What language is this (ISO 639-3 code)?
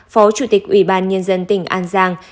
vie